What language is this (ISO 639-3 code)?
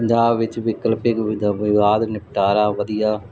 pan